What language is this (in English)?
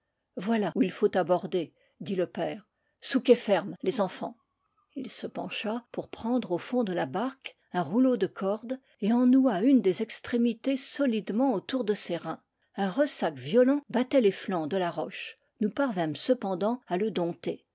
French